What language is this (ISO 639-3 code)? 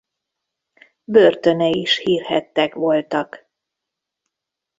hun